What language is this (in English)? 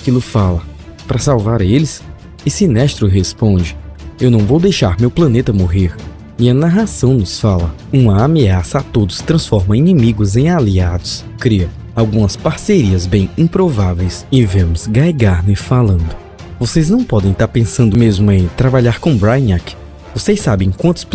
Portuguese